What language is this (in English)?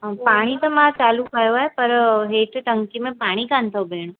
Sindhi